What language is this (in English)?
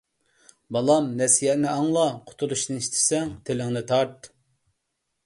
Uyghur